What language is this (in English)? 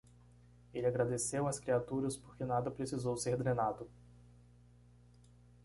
Portuguese